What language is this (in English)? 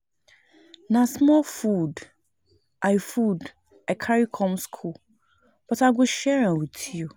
Nigerian Pidgin